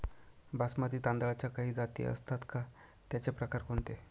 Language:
Marathi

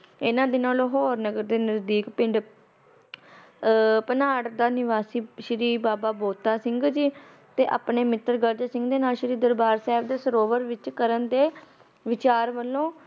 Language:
Punjabi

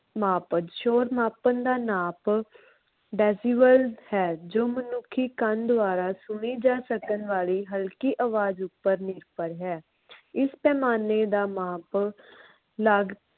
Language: Punjabi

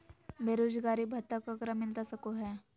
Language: Magahi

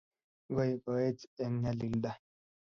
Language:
Kalenjin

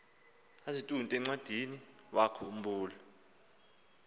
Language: Xhosa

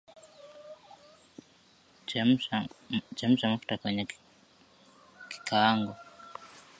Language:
Swahili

